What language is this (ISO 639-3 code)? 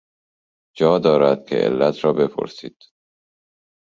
fas